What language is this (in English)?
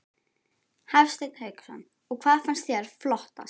Icelandic